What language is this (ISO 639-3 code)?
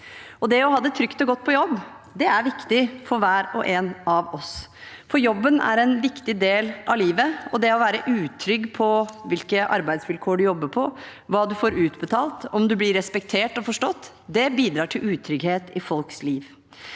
nor